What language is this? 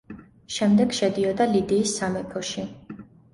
Georgian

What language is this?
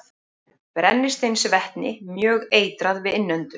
Icelandic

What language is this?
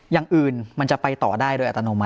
Thai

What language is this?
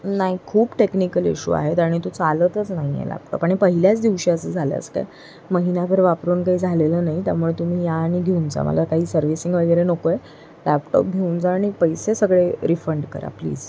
Marathi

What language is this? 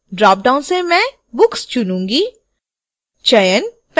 Hindi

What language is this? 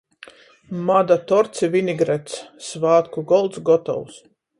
Latgalian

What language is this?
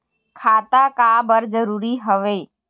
Chhattisgarhi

